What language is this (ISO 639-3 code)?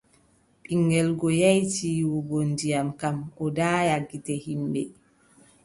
fub